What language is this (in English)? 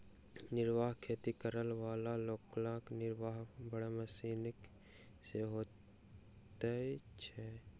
Maithili